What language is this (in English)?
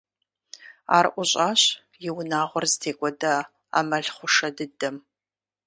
Kabardian